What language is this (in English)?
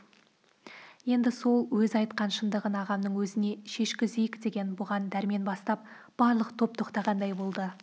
Kazakh